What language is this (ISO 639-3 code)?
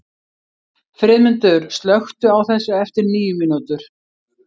isl